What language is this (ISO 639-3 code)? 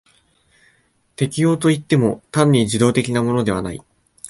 jpn